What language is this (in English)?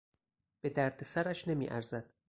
Persian